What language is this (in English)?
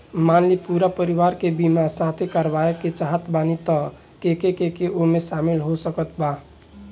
Bhojpuri